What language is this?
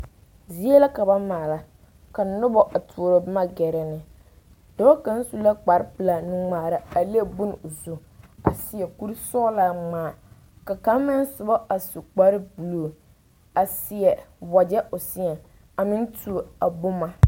Southern Dagaare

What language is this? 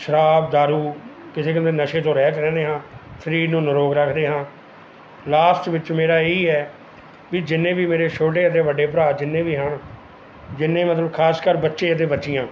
Punjabi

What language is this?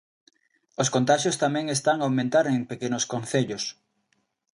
Galician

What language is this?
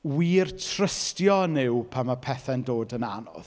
Welsh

